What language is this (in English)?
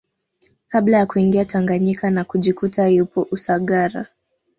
Swahili